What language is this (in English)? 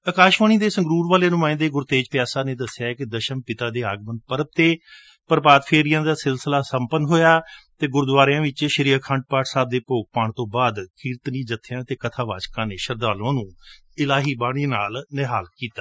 Punjabi